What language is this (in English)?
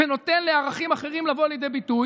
Hebrew